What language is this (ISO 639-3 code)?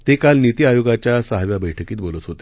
mar